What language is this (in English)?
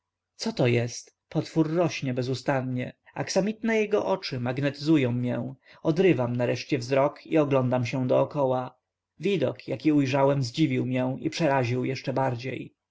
Polish